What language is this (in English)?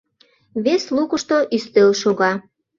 Mari